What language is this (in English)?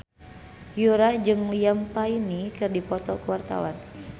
Sundanese